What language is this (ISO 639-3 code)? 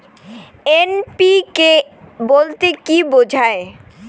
ben